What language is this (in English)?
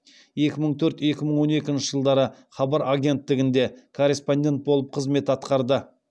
Kazakh